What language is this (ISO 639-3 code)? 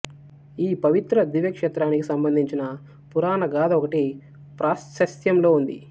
tel